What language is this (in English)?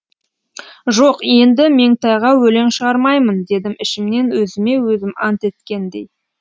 Kazakh